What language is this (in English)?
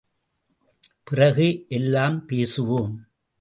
Tamil